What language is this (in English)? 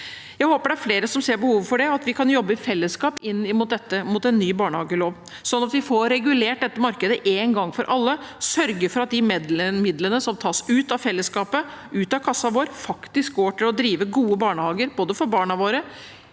Norwegian